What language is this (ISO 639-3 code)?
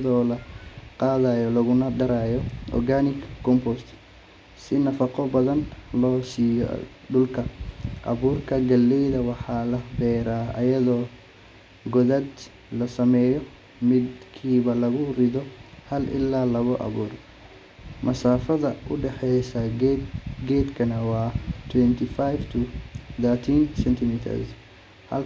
som